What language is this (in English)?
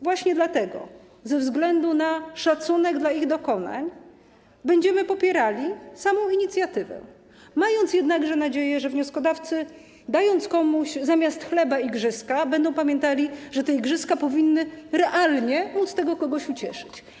Polish